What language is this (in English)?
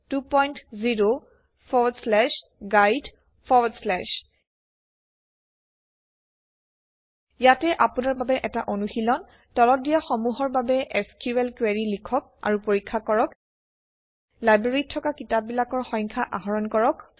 Assamese